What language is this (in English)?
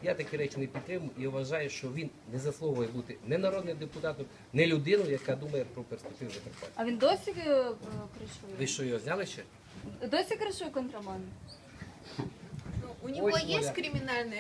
Ukrainian